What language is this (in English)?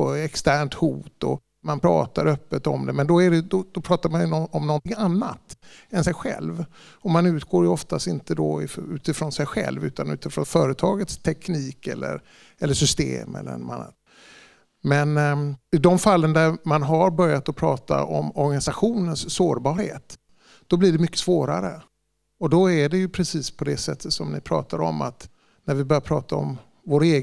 Swedish